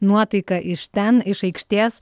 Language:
Lithuanian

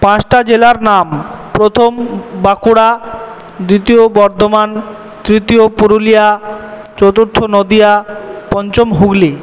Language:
Bangla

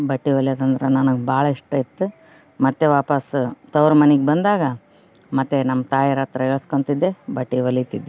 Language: Kannada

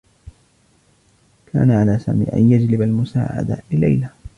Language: Arabic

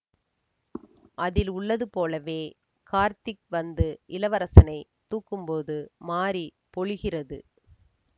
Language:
Tamil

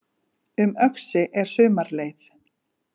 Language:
Icelandic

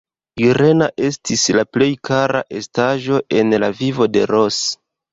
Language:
Esperanto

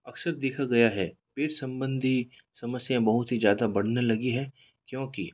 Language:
Hindi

